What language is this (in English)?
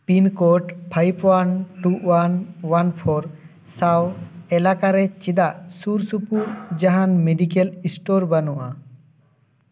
Santali